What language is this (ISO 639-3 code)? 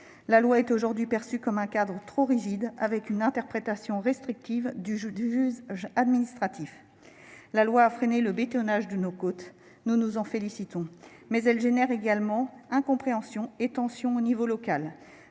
fra